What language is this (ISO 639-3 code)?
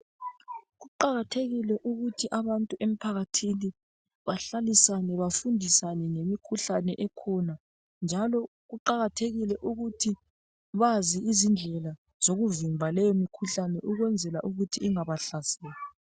nde